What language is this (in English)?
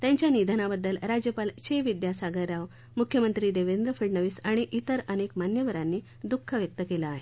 Marathi